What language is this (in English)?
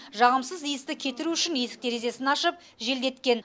Kazakh